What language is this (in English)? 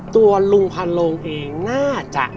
Thai